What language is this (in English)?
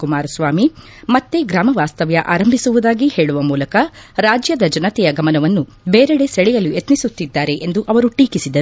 Kannada